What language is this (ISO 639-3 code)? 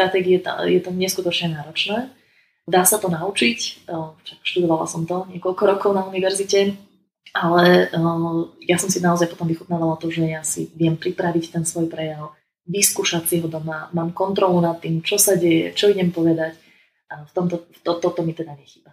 slk